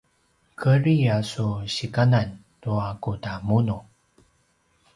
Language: Paiwan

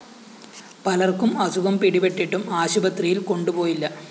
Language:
Malayalam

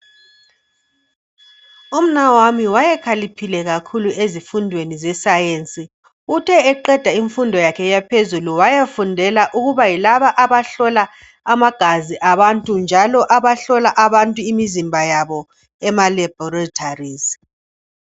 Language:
North Ndebele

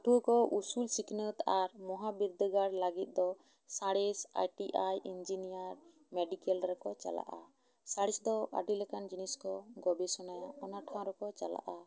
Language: Santali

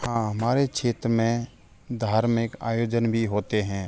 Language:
Hindi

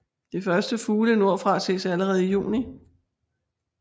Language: Danish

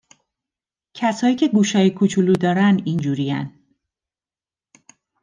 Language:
Persian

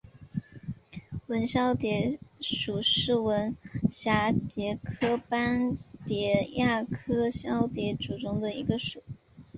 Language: Chinese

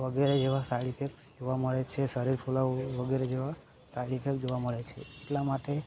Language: Gujarati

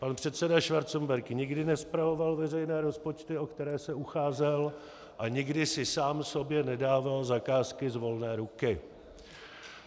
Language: Czech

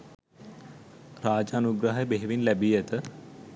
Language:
Sinhala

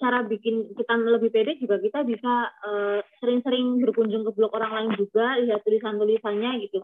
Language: Indonesian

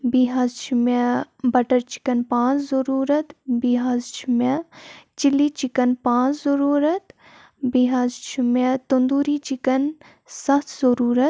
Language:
Kashmiri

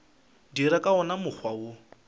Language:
Northern Sotho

